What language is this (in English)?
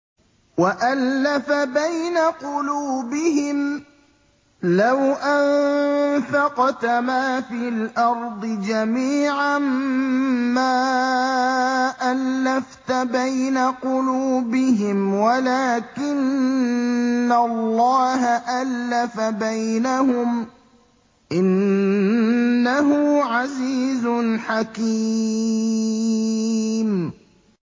Arabic